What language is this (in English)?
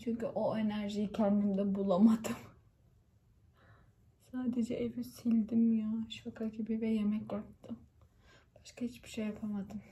Turkish